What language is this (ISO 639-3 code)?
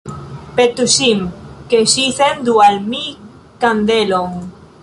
epo